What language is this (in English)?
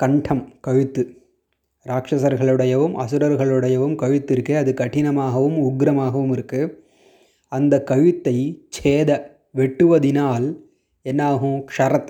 Tamil